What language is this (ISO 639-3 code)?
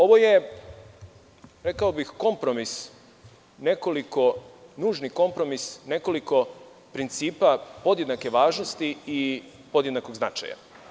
srp